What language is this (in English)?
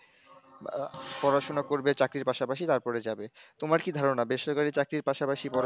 Bangla